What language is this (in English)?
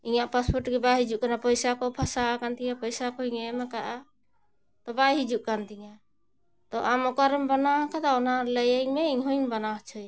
Santali